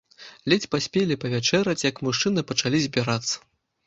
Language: Belarusian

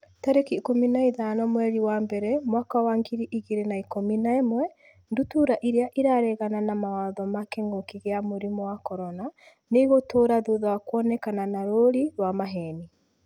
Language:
Kikuyu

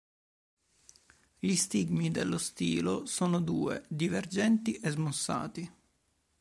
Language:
Italian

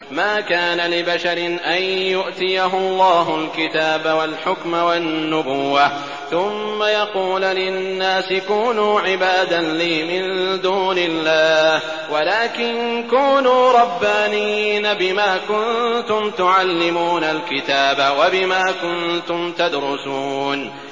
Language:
Arabic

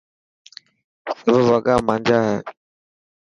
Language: Dhatki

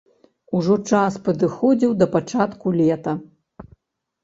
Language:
Belarusian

